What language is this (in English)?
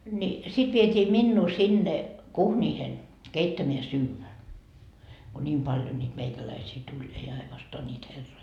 Finnish